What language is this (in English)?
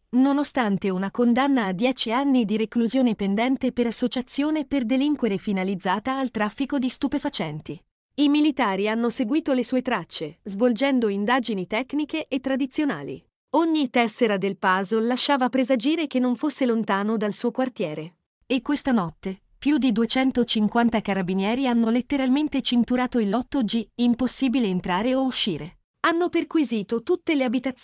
Italian